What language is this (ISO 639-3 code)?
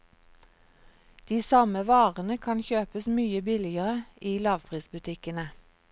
nor